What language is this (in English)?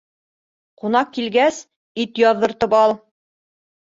Bashkir